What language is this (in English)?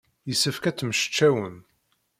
Kabyle